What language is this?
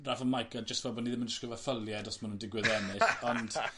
Welsh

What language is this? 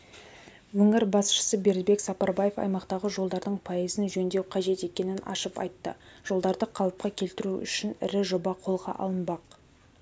Kazakh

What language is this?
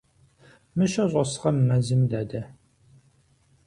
Kabardian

